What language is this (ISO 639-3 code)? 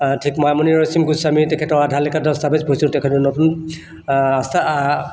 asm